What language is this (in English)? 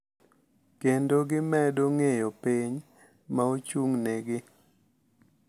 Luo (Kenya and Tanzania)